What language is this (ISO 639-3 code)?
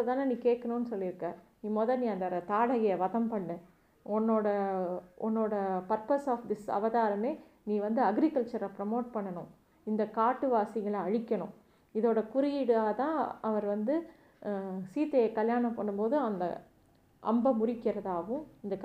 tam